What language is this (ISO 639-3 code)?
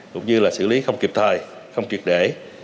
vie